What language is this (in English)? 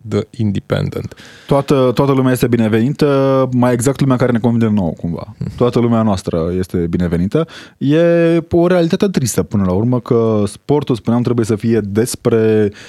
Romanian